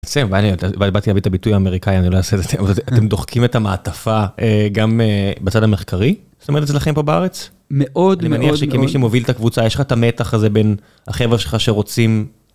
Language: Hebrew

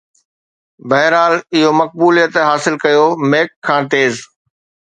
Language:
Sindhi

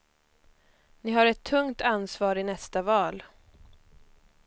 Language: Swedish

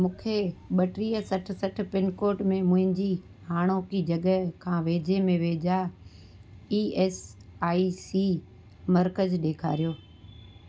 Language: Sindhi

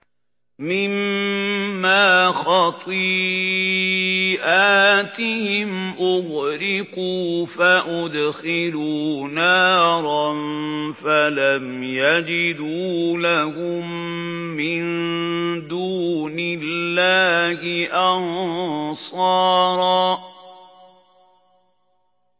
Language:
Arabic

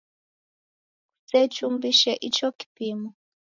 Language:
Taita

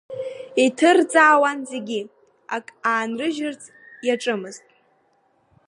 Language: Abkhazian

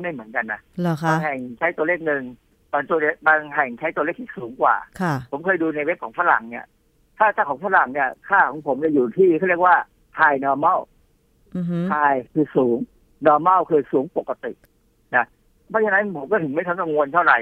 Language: Thai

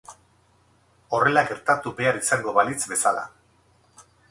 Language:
Basque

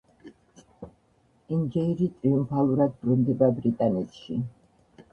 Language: Georgian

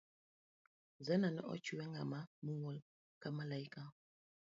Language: Luo (Kenya and Tanzania)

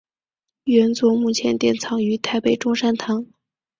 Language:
Chinese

